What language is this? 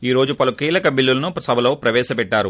Telugu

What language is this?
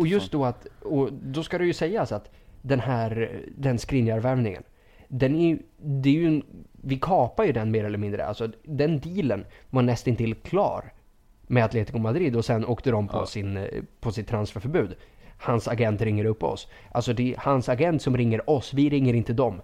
Swedish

